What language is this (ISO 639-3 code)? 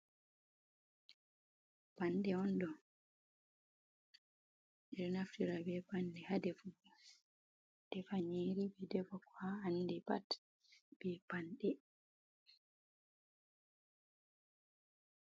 ful